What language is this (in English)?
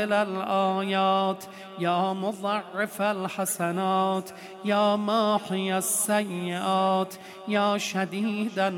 Persian